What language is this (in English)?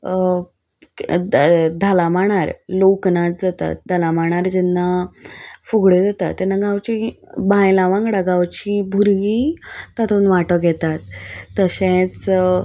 Konkani